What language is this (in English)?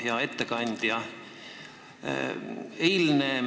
Estonian